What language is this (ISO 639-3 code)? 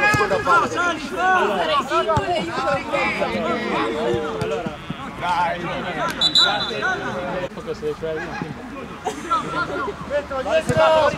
ita